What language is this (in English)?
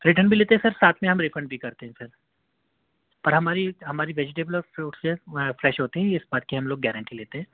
Urdu